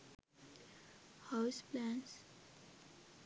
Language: Sinhala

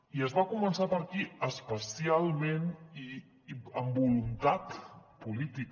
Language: Catalan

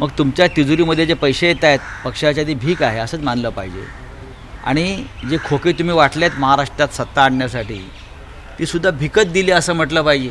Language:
Hindi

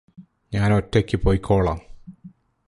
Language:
Malayalam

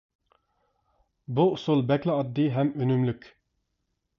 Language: Uyghur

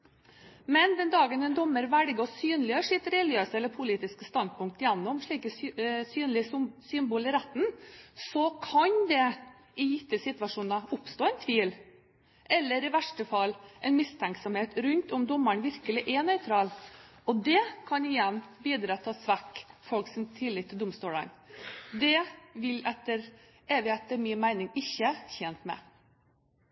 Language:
Norwegian Bokmål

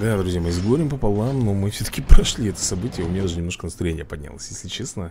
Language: Russian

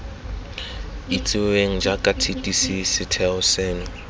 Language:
Tswana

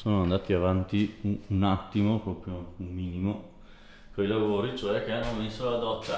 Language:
Italian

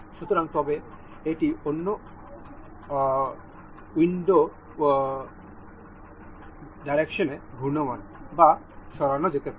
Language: Bangla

